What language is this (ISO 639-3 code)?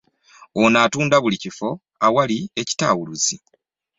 lug